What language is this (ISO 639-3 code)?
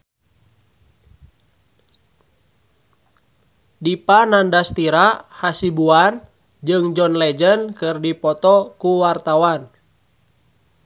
sun